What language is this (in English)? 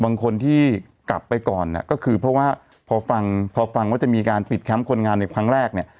Thai